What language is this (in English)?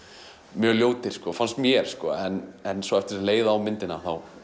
Icelandic